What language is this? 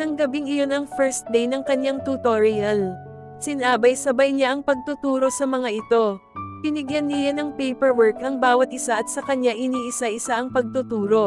Filipino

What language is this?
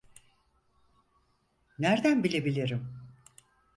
Turkish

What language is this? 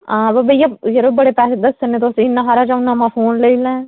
Dogri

